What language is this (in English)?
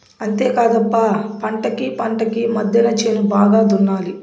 Telugu